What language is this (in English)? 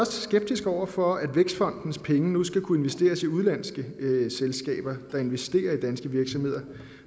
Danish